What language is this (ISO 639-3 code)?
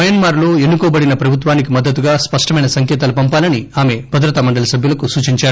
tel